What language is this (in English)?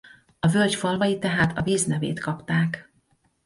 Hungarian